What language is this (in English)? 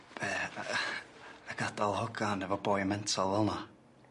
Welsh